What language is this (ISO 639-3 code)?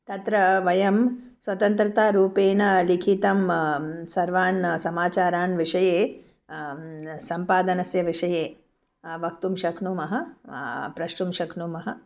san